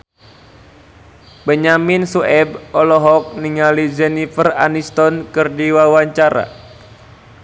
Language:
Sundanese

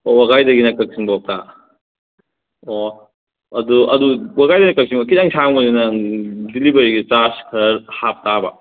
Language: Manipuri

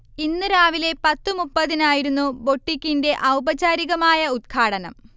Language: Malayalam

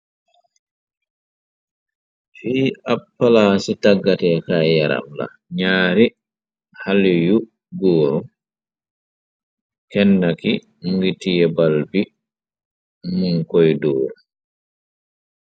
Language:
Wolof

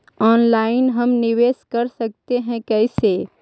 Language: Magahi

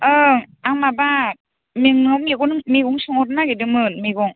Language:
Bodo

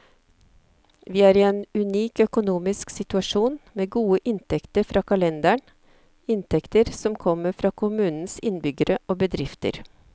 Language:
Norwegian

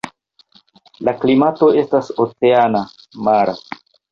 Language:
Esperanto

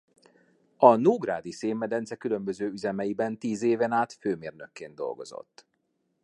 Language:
Hungarian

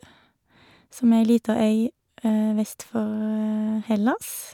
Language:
Norwegian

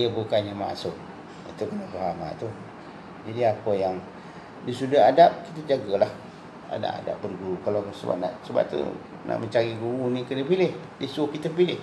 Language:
Malay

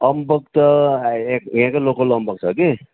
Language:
Nepali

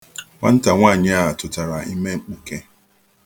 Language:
Igbo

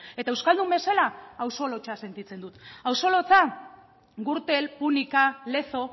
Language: Basque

